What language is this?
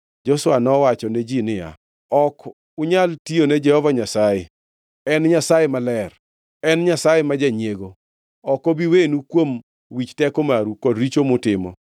Luo (Kenya and Tanzania)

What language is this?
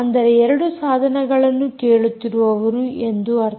Kannada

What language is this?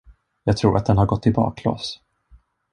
Swedish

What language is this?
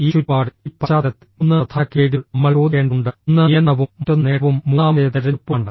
Malayalam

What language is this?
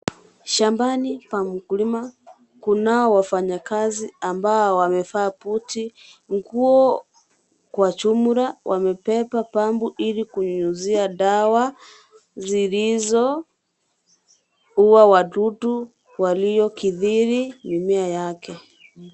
Swahili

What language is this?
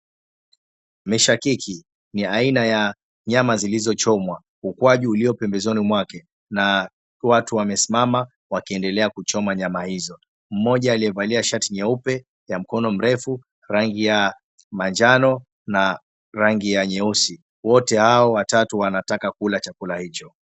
Swahili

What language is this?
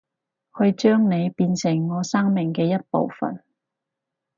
Cantonese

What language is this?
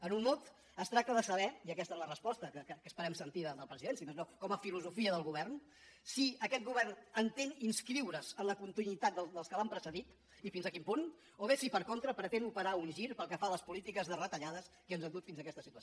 Catalan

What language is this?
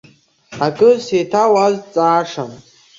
Abkhazian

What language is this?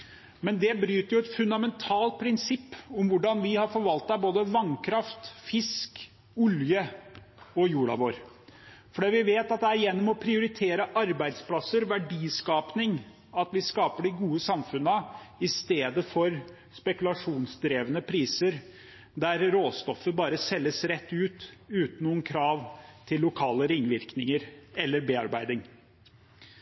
Norwegian Bokmål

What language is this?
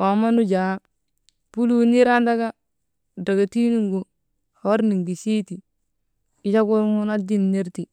Maba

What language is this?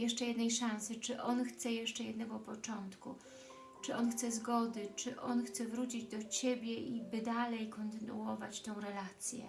Polish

